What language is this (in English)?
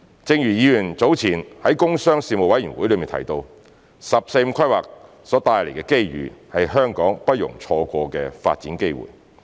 Cantonese